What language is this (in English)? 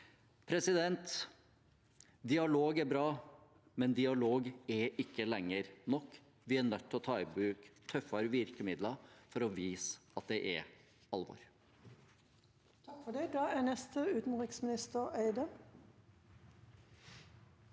Norwegian